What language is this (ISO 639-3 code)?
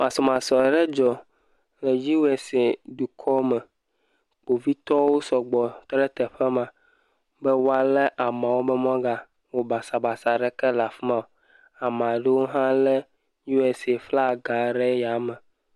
ewe